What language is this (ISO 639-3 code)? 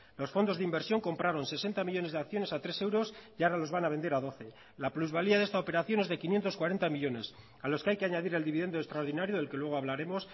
spa